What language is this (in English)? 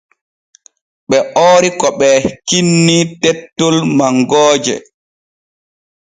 Borgu Fulfulde